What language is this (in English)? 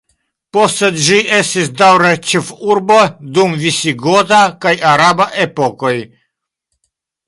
Esperanto